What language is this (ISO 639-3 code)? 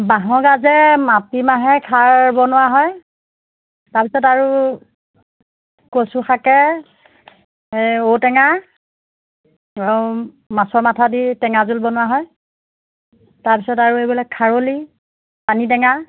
asm